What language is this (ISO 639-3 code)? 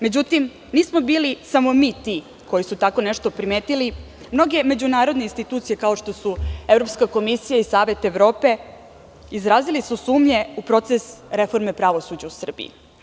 srp